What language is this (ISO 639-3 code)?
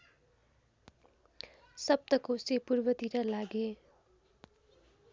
nep